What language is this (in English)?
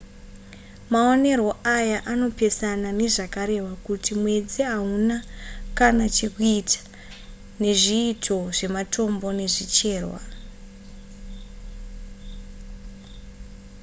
Shona